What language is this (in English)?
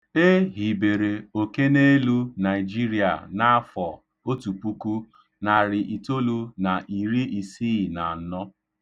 Igbo